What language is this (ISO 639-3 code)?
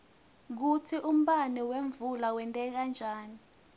ssw